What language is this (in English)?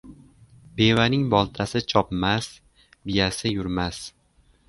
Uzbek